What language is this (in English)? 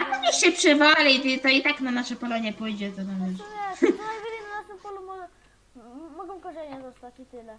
Polish